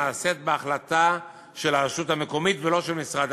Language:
Hebrew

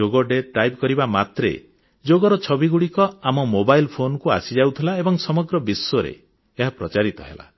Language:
Odia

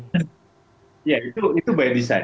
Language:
Indonesian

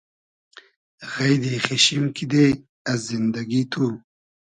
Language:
Hazaragi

